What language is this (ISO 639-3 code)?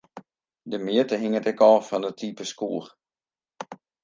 fry